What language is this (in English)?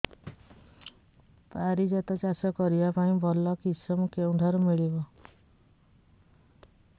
Odia